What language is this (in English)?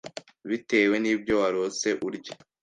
Kinyarwanda